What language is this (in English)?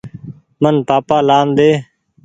Goaria